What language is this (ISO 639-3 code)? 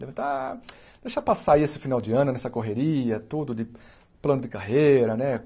por